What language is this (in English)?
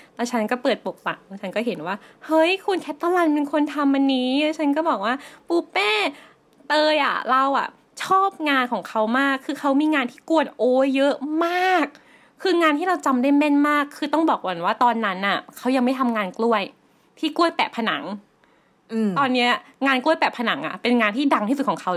Thai